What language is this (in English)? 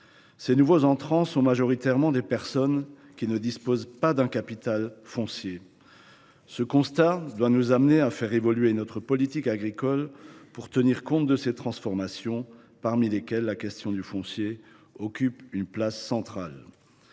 French